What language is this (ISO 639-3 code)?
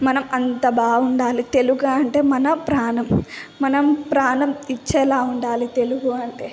tel